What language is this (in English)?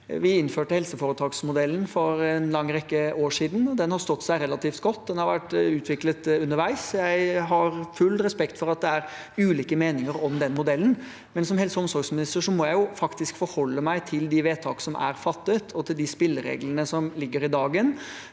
Norwegian